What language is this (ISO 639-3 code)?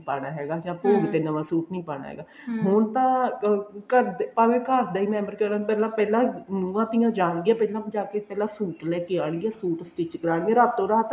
pan